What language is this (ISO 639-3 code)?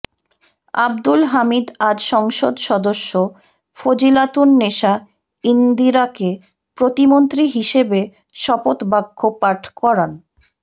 ben